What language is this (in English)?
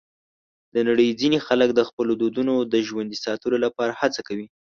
Pashto